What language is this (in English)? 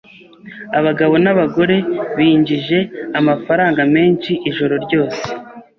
Kinyarwanda